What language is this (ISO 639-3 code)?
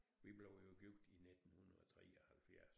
dan